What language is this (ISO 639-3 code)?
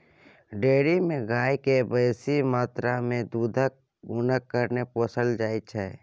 mai